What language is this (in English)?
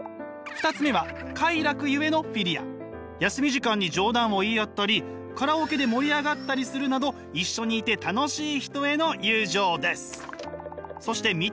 Japanese